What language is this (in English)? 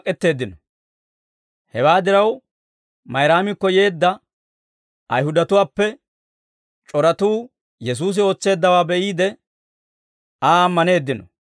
Dawro